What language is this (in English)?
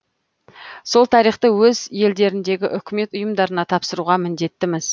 Kazakh